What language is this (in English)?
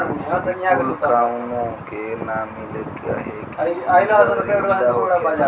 Bhojpuri